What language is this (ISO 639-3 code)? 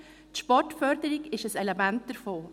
gsw